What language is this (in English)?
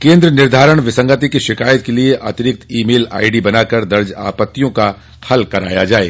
Hindi